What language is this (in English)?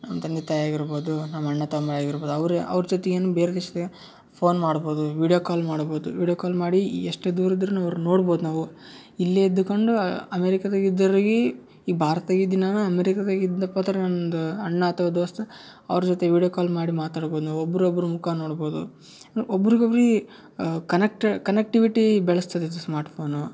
Kannada